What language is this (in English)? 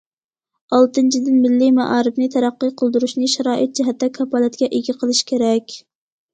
Uyghur